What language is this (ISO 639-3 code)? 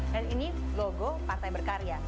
ind